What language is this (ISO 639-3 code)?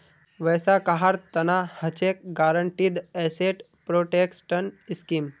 mag